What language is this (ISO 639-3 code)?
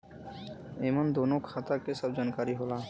bho